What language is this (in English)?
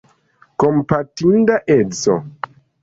Esperanto